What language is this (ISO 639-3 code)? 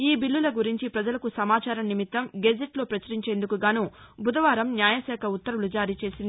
tel